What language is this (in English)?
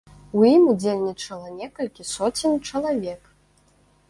Belarusian